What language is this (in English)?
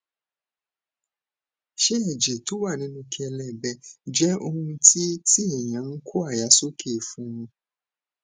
Yoruba